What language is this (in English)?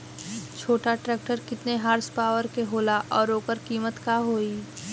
Bhojpuri